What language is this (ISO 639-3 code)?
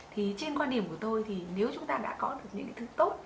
vie